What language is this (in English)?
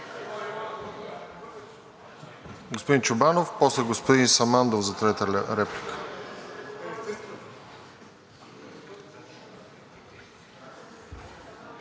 Bulgarian